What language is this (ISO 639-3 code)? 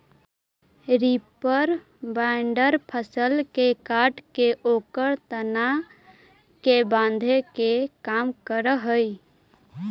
mag